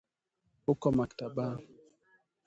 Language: Swahili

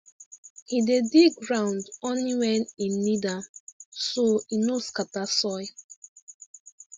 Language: Nigerian Pidgin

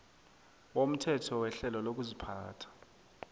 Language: South Ndebele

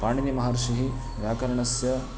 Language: Sanskrit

